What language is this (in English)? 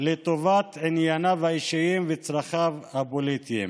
Hebrew